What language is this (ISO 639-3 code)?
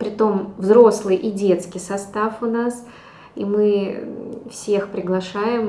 rus